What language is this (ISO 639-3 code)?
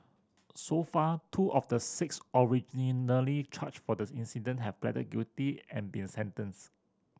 eng